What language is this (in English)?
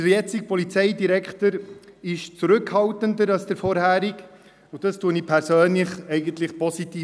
Swiss German